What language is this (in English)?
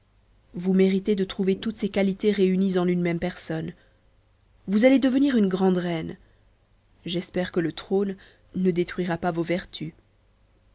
French